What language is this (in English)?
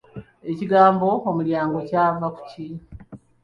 Ganda